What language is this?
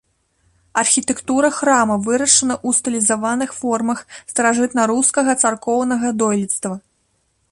Belarusian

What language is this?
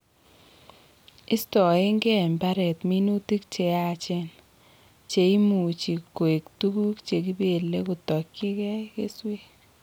Kalenjin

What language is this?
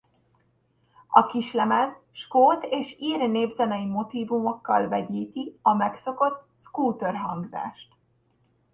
Hungarian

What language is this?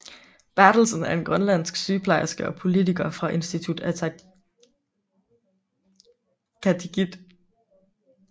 Danish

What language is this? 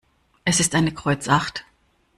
German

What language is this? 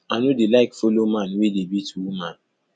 Nigerian Pidgin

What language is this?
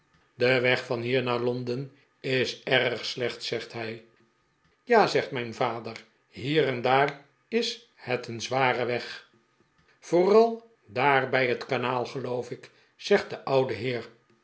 Dutch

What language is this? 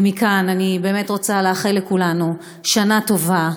Hebrew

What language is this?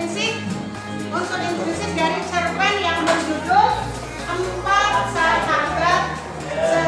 Indonesian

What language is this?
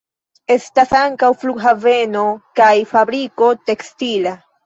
Esperanto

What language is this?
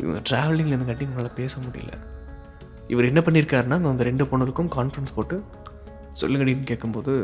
Tamil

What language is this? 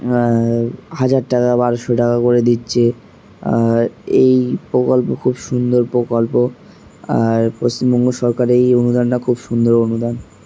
Bangla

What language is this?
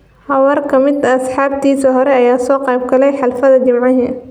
Somali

